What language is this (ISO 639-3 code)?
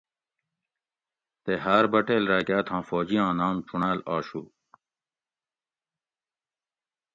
gwc